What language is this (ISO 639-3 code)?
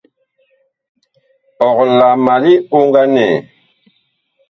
bkh